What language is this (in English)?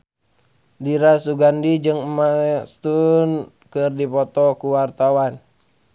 Sundanese